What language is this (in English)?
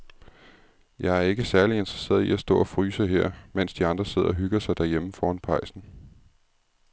Danish